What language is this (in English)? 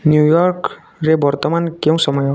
Odia